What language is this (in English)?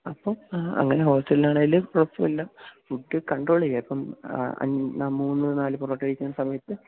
Malayalam